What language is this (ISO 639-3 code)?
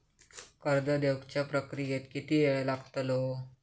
mar